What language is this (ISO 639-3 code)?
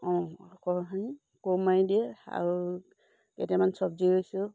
asm